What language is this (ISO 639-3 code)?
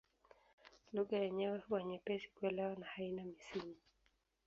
swa